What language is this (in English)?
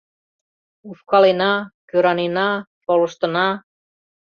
Mari